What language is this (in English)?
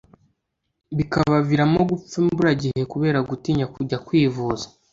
Kinyarwanda